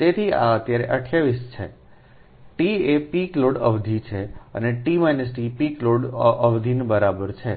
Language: Gujarati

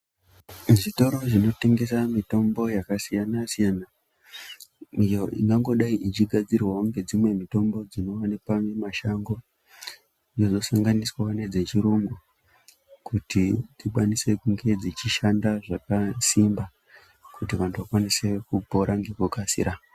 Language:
Ndau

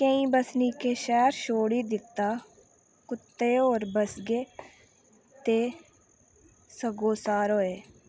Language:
Dogri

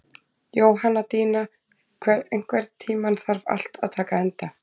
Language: Icelandic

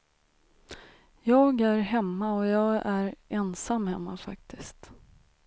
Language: Swedish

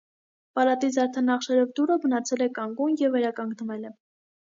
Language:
Armenian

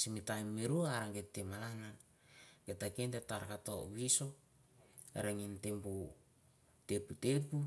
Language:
Mandara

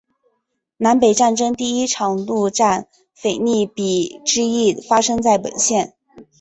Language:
Chinese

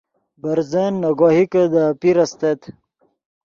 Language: Yidgha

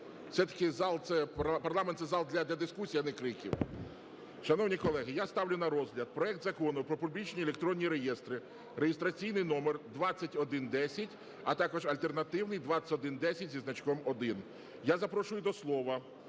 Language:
Ukrainian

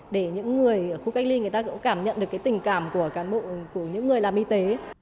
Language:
Vietnamese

